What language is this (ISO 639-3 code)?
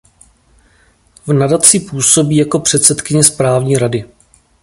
ces